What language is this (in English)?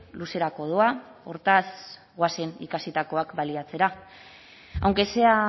Basque